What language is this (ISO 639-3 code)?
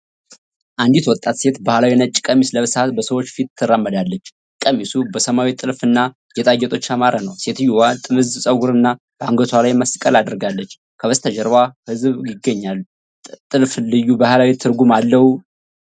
amh